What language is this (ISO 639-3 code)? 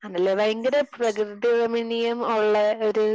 mal